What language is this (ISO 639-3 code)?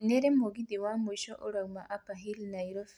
kik